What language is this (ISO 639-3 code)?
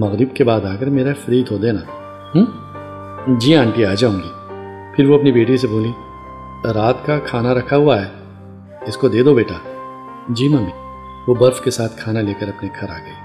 urd